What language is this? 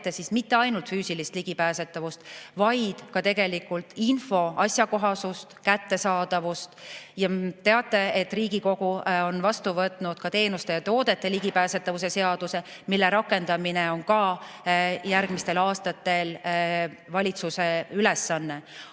Estonian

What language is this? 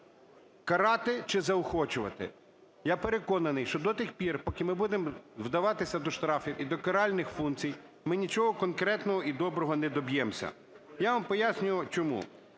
Ukrainian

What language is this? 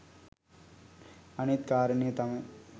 Sinhala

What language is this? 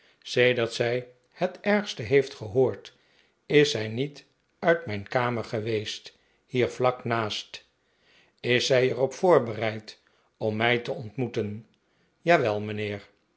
Dutch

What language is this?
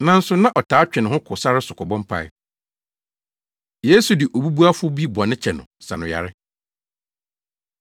Akan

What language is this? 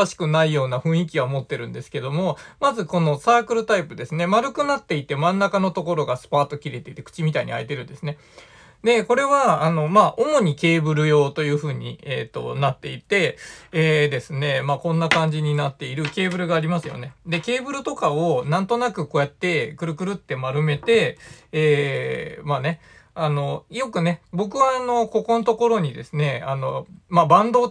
Japanese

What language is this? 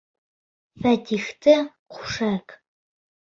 Bashkir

